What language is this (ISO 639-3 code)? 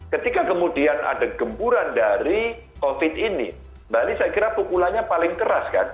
ind